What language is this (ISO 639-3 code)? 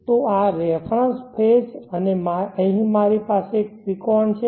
guj